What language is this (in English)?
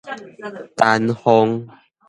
Min Nan Chinese